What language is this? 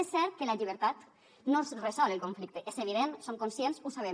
Catalan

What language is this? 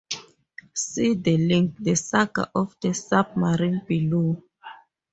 English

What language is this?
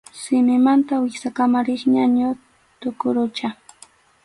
Arequipa-La Unión Quechua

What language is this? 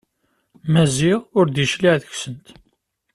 Kabyle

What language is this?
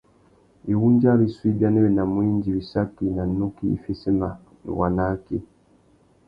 Tuki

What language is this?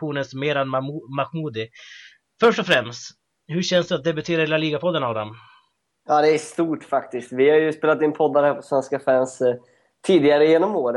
Swedish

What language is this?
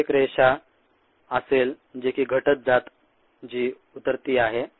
Marathi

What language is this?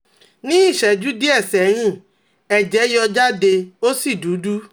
Yoruba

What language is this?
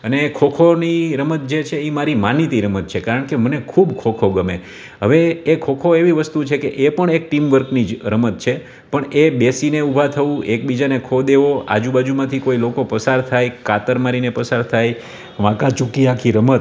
Gujarati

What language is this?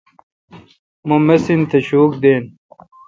Kalkoti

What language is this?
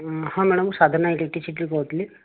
Odia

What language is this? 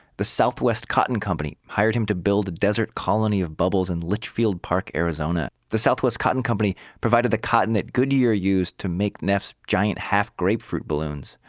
English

